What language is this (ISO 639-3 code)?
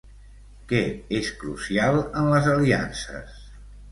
cat